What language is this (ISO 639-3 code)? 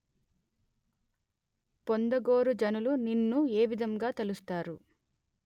tel